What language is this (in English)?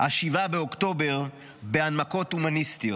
Hebrew